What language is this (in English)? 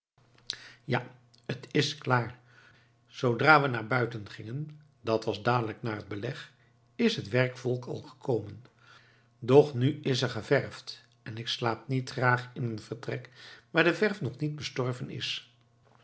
Dutch